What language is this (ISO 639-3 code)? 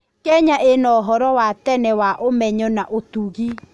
kik